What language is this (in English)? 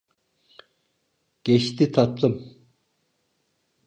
Turkish